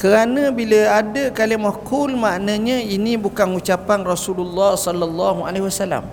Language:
Malay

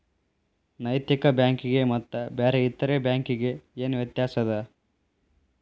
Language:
Kannada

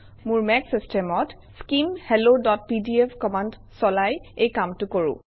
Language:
Assamese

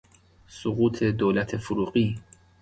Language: Persian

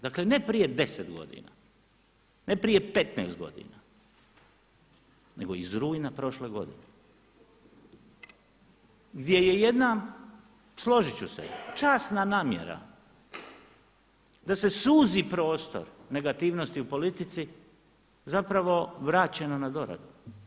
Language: Croatian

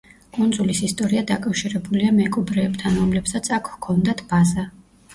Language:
Georgian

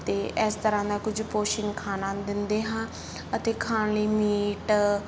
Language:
Punjabi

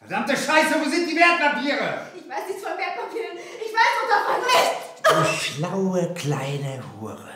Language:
German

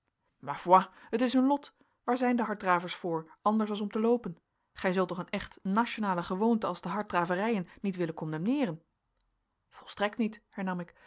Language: Dutch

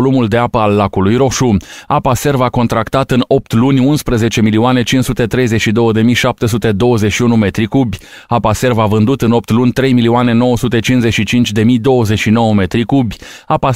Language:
Romanian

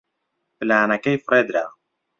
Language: Central Kurdish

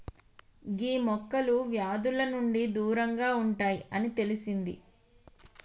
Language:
Telugu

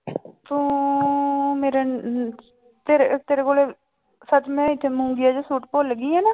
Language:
Punjabi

